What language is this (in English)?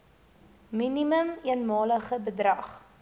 Afrikaans